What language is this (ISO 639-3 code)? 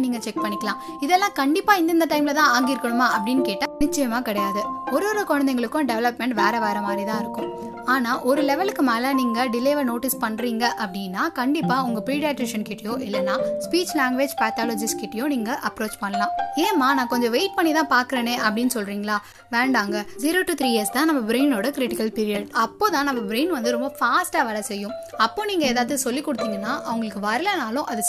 tam